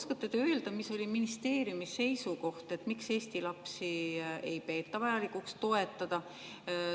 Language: Estonian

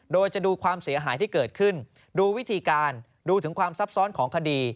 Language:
Thai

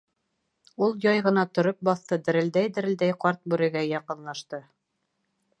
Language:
Bashkir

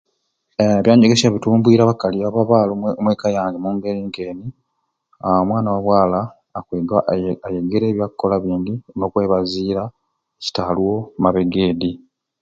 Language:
Ruuli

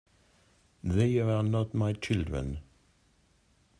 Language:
English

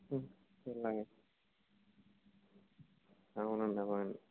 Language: Telugu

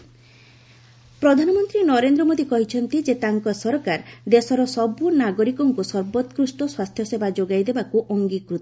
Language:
Odia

